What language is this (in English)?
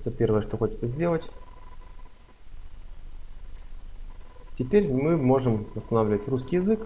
Russian